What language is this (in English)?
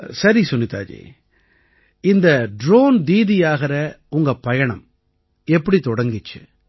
Tamil